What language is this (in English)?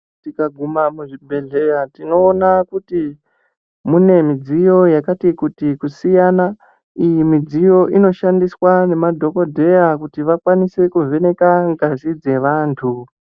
Ndau